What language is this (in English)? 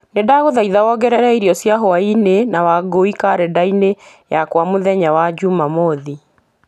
Kikuyu